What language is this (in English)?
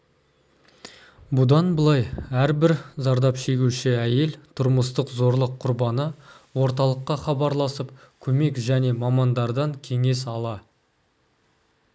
Kazakh